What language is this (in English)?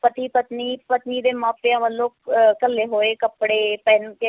Punjabi